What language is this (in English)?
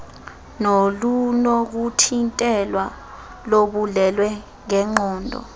Xhosa